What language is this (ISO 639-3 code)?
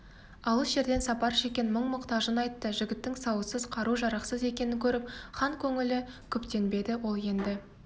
kaz